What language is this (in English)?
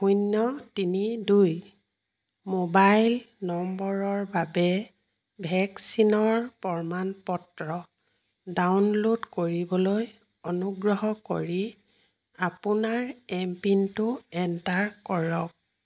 Assamese